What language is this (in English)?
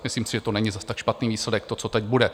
Czech